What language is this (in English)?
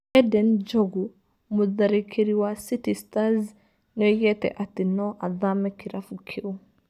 Kikuyu